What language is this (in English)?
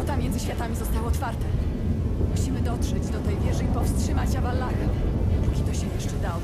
Polish